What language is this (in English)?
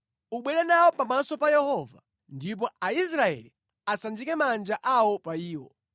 Nyanja